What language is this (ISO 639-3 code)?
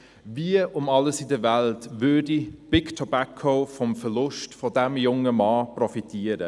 gsw